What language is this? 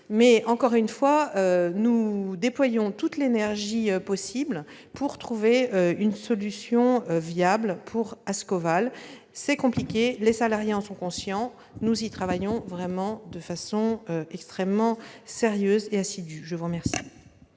French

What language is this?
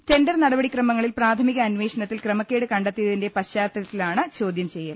Malayalam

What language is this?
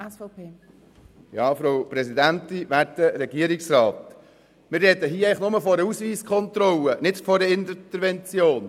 Swiss German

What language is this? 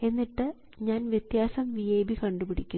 Malayalam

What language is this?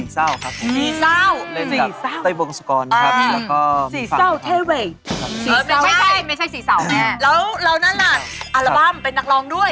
Thai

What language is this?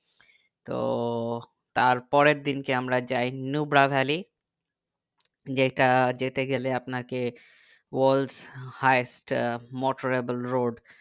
Bangla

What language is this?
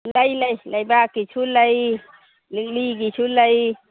Manipuri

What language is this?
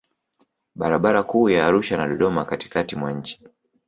Swahili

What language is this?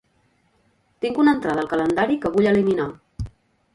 Catalan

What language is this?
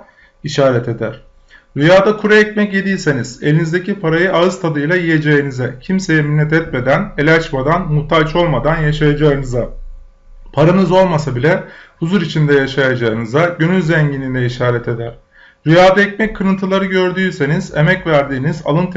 Turkish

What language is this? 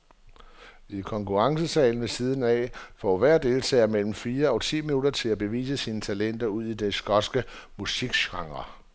Danish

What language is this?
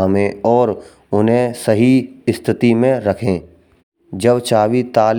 Braj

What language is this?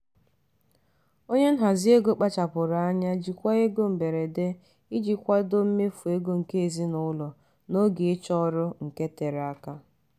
Igbo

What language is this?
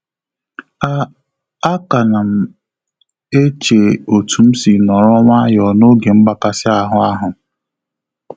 Igbo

